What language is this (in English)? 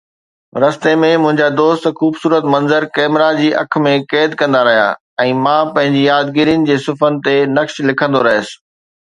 Sindhi